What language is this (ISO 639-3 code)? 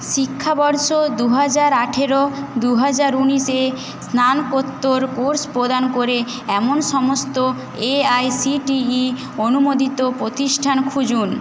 ben